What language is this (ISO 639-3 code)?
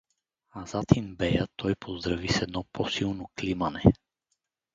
bul